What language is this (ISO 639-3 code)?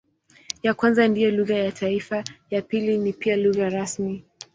swa